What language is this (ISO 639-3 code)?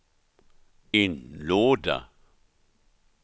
swe